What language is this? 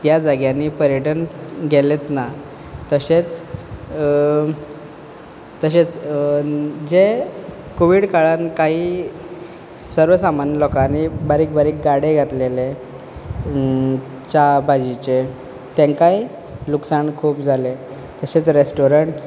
Konkani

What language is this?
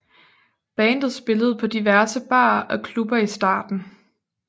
Danish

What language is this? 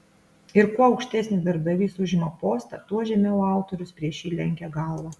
Lithuanian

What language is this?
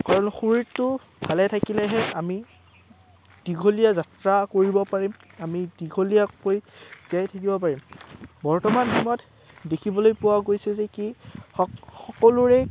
Assamese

